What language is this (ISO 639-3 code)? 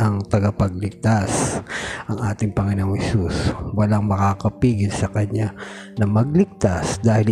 fil